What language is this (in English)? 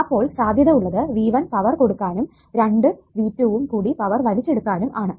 Malayalam